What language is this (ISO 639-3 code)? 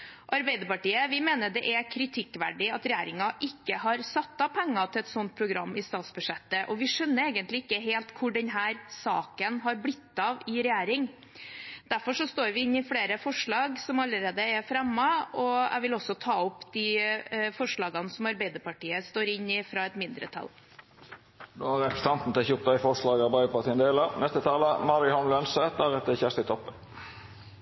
nor